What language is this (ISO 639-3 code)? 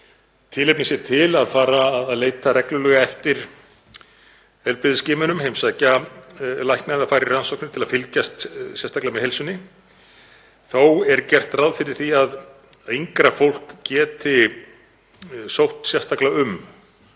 isl